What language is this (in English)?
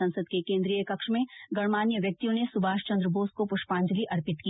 Hindi